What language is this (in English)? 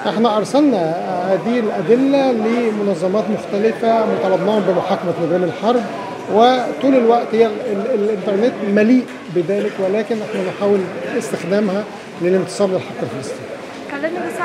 Arabic